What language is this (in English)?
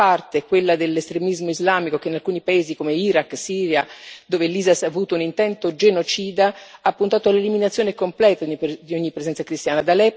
Italian